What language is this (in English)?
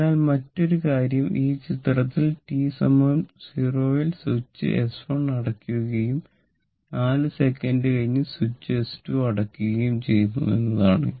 Malayalam